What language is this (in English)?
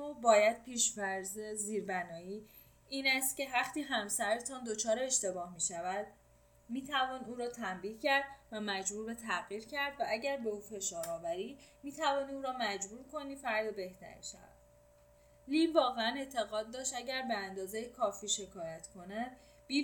Persian